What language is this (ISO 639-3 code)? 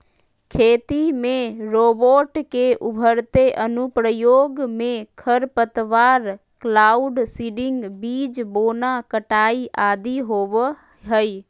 mag